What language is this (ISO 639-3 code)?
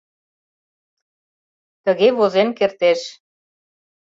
chm